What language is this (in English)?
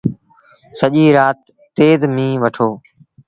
Sindhi Bhil